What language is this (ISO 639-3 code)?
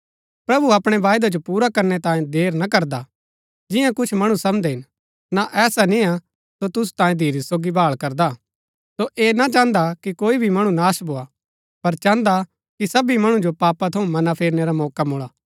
gbk